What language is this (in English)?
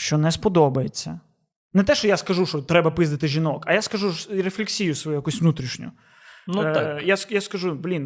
Ukrainian